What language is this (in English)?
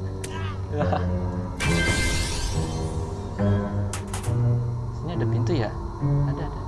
Indonesian